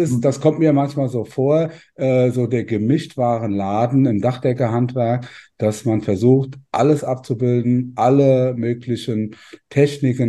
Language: German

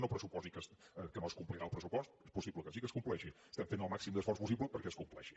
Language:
Catalan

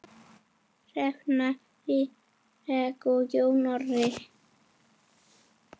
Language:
Icelandic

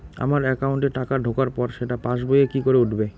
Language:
Bangla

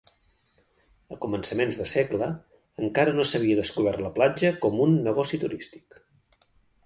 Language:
Catalan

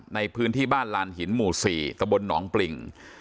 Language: Thai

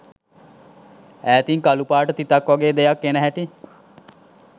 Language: Sinhala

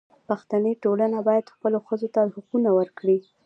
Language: Pashto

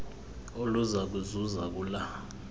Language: Xhosa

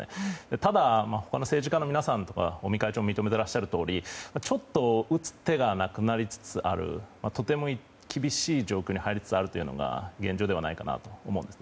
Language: Japanese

